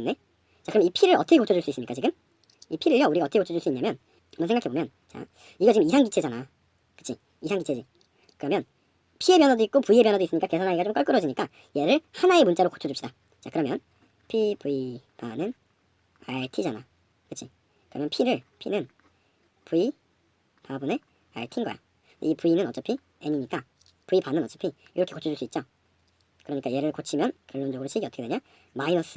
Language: Korean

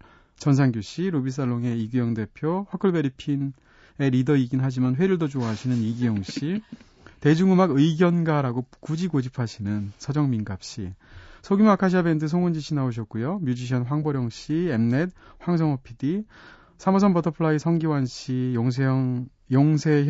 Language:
Korean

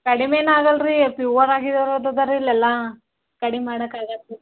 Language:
Kannada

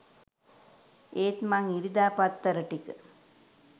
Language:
Sinhala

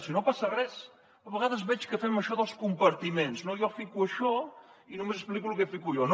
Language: Catalan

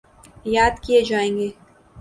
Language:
Urdu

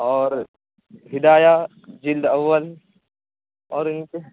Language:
Urdu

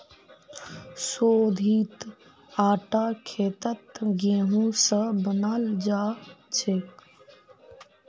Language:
Magahi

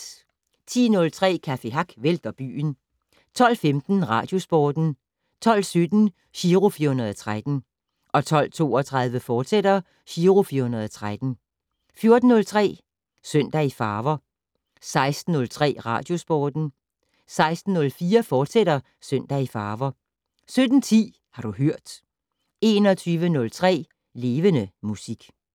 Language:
Danish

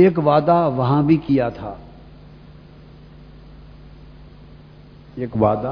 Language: Urdu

